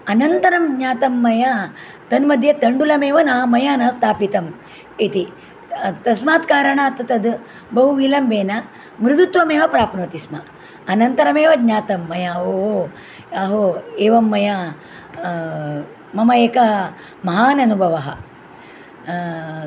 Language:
Sanskrit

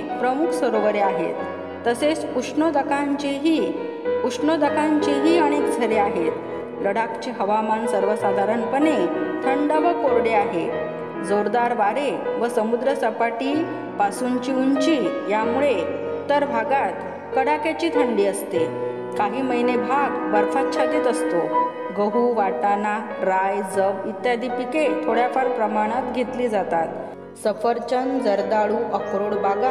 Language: Marathi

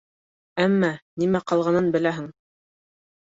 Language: Bashkir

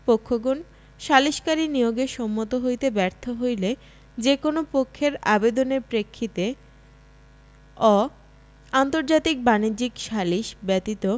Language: Bangla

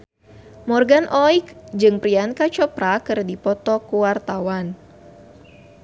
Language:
Sundanese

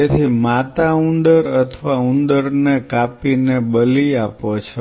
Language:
Gujarati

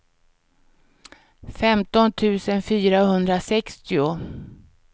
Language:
Swedish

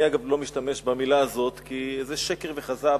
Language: Hebrew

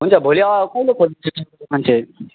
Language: Nepali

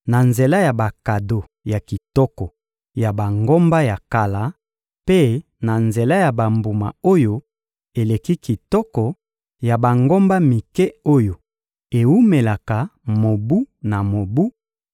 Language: Lingala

